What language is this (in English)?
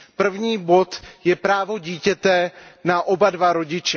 Czech